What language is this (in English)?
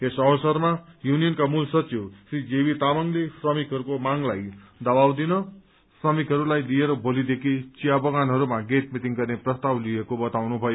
Nepali